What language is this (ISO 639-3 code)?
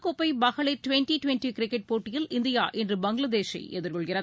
tam